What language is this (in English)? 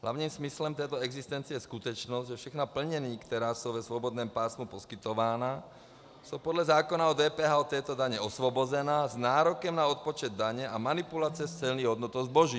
Czech